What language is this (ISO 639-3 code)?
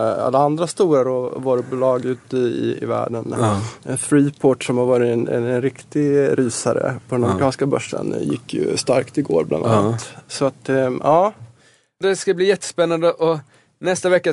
swe